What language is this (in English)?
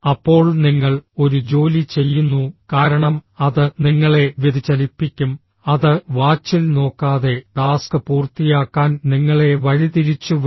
Malayalam